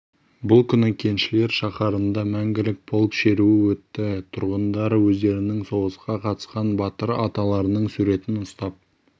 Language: Kazakh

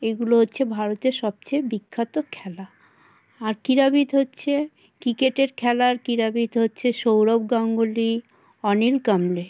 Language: Bangla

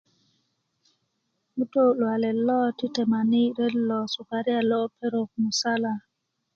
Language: Kuku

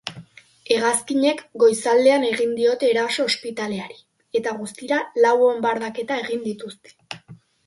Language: Basque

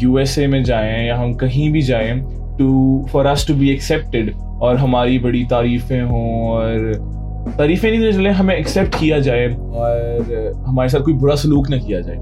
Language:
Urdu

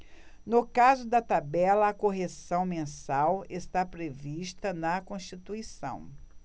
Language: Portuguese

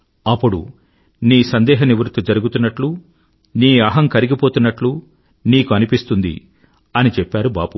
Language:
Telugu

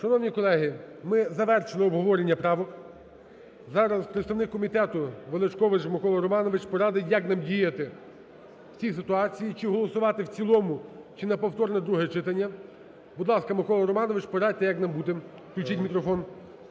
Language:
Ukrainian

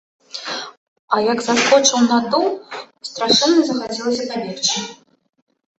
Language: Belarusian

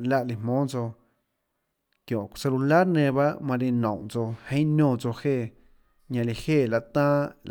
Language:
Tlacoatzintepec Chinantec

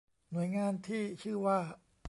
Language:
Thai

